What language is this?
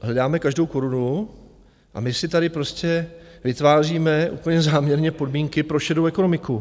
Czech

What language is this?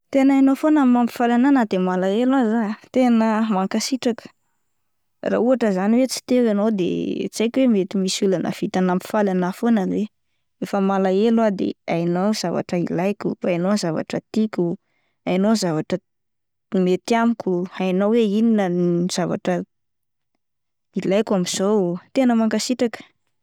Malagasy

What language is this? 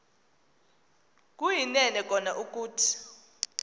Xhosa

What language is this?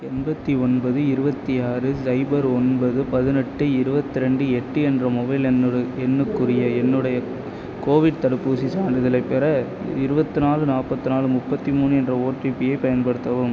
Tamil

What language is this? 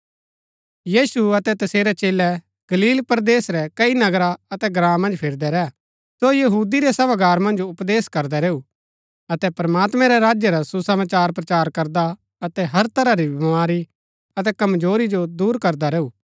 Gaddi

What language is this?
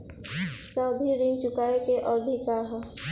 Bhojpuri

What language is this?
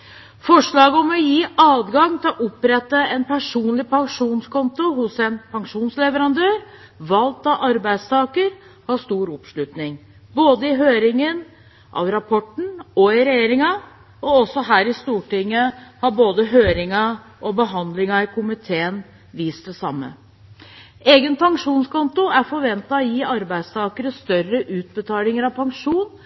Norwegian Bokmål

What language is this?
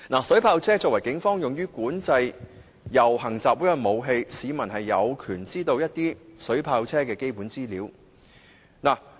Cantonese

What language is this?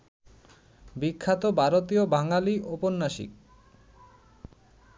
Bangla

